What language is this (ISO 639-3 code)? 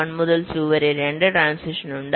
mal